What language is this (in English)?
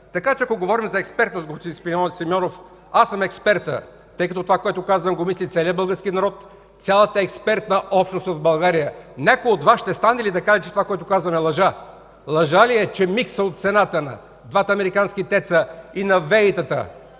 Bulgarian